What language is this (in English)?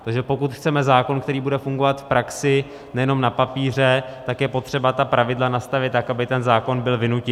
Czech